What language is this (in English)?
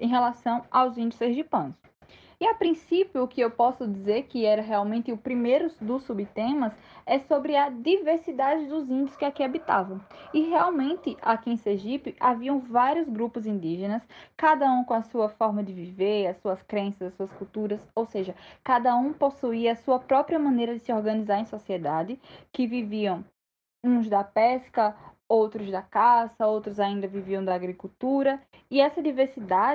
Portuguese